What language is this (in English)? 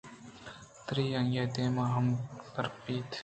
Eastern Balochi